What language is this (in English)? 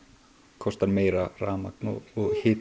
Icelandic